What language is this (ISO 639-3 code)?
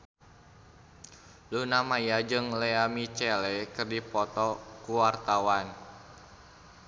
sun